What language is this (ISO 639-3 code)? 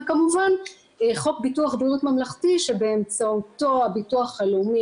heb